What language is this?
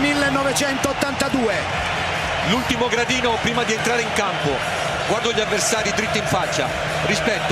Italian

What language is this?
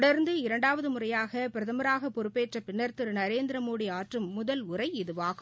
Tamil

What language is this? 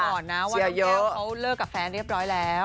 Thai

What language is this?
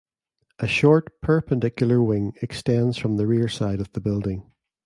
English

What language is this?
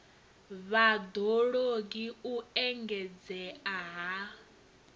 Venda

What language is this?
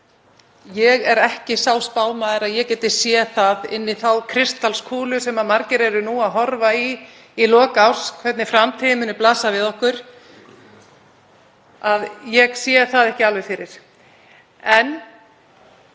Icelandic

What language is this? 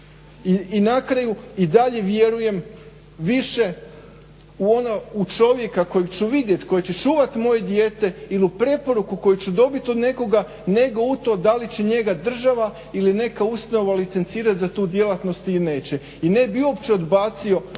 Croatian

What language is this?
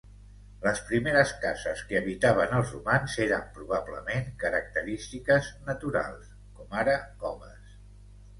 Catalan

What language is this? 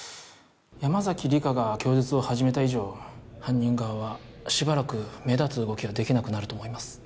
Japanese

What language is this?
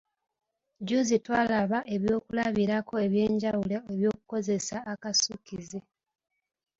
Ganda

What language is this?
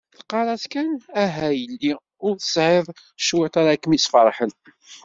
Kabyle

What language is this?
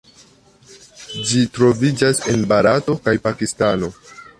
Esperanto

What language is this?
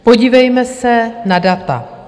Czech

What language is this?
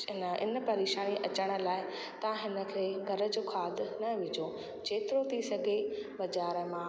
Sindhi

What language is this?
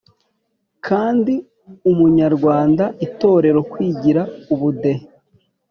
Kinyarwanda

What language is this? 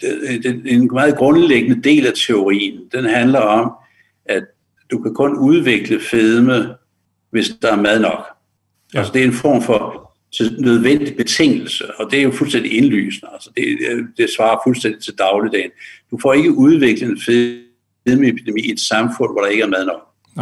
Danish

